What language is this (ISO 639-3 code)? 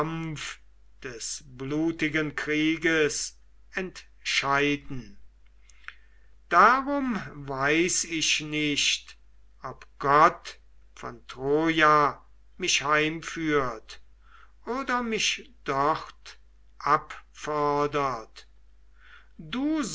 deu